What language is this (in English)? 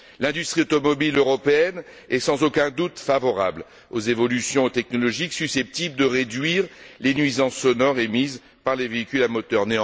French